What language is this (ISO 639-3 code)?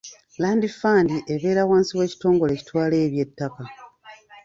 lug